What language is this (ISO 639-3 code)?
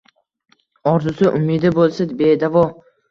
uzb